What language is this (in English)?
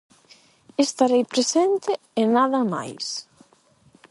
Galician